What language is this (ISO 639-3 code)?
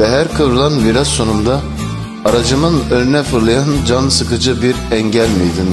tur